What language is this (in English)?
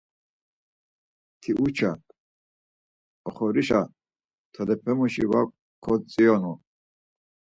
Laz